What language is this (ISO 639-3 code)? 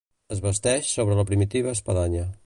cat